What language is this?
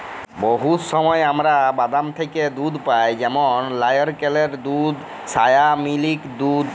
Bangla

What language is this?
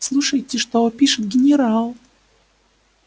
Russian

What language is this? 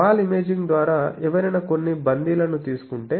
Telugu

